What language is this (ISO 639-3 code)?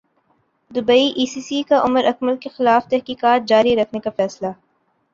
urd